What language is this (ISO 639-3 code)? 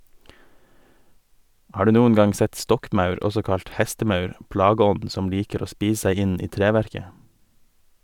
nor